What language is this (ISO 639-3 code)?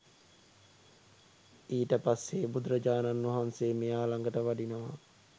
sin